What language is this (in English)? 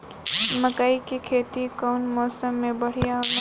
Bhojpuri